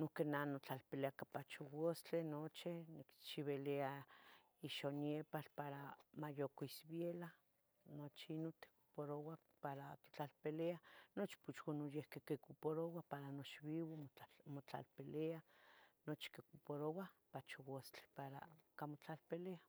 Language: Tetelcingo Nahuatl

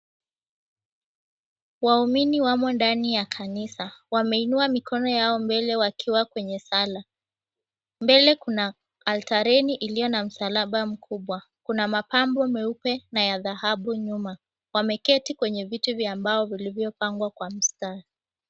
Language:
Swahili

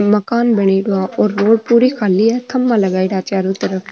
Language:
Marwari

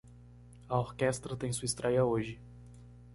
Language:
Portuguese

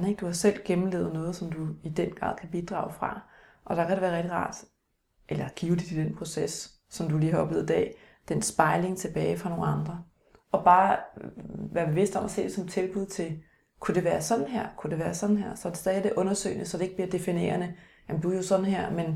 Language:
Danish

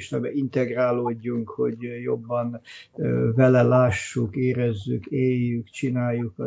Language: Hungarian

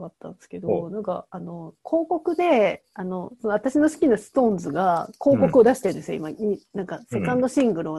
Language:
Japanese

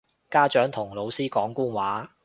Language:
Cantonese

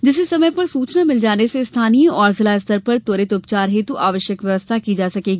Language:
Hindi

